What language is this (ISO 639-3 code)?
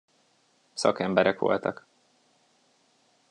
hun